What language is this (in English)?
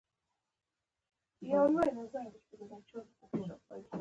Pashto